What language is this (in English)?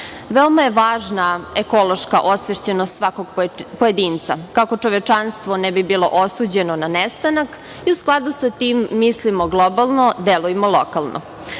Serbian